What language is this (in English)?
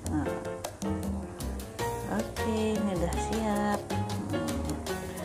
Indonesian